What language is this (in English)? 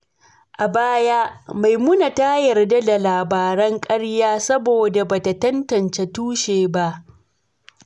Hausa